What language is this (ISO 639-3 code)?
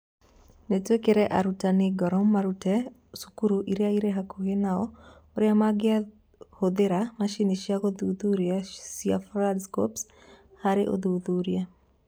kik